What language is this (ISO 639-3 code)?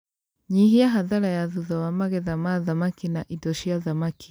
kik